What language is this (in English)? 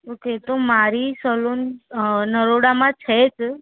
Gujarati